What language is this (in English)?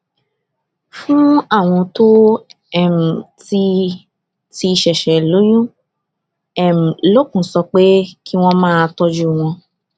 Yoruba